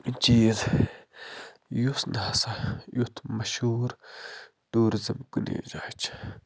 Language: Kashmiri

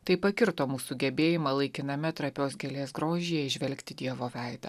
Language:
Lithuanian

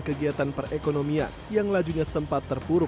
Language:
Indonesian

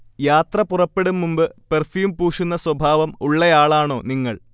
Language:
Malayalam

